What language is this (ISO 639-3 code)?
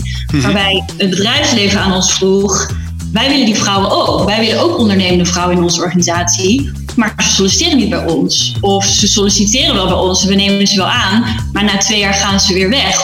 nld